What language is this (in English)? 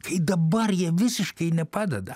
Lithuanian